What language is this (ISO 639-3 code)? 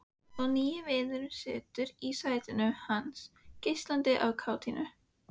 isl